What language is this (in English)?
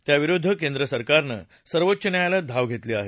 Marathi